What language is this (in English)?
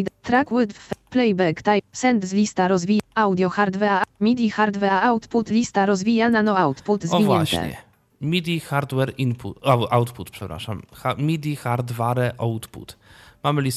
Polish